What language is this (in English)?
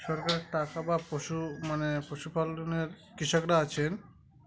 Bangla